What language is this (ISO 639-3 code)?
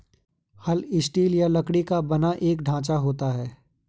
hin